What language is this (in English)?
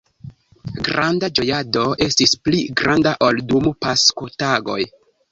Esperanto